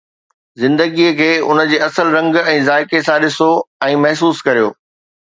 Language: Sindhi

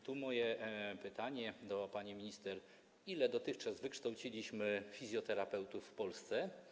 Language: Polish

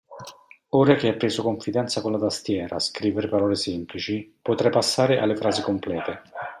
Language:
Italian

